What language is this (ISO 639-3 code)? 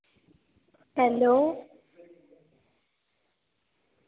doi